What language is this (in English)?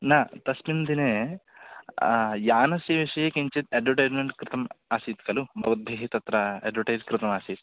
Sanskrit